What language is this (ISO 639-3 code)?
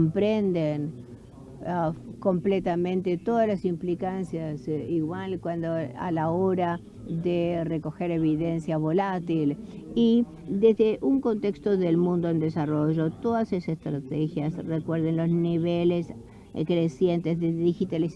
spa